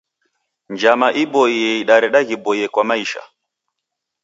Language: Taita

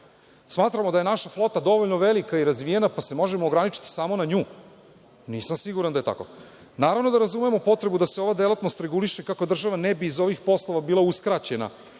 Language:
Serbian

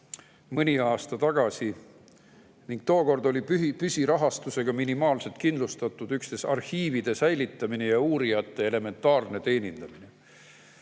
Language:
Estonian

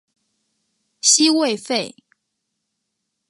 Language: Chinese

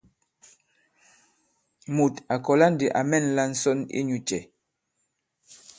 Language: Bankon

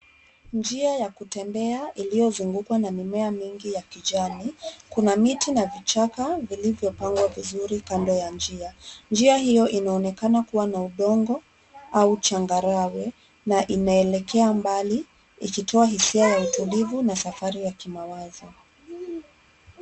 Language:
Swahili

